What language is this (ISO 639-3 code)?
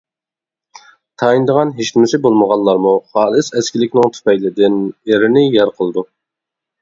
uig